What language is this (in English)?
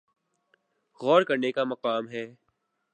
Urdu